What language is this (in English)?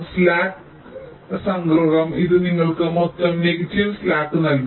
Malayalam